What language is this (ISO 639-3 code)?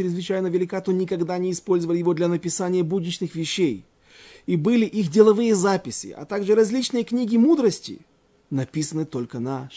rus